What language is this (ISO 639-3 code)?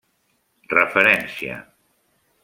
cat